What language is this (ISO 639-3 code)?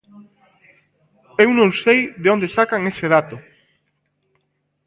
glg